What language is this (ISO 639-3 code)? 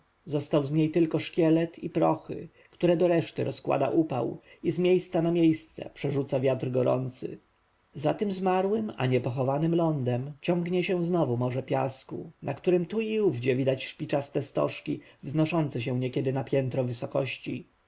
pol